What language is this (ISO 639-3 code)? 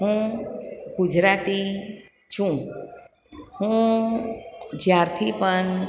guj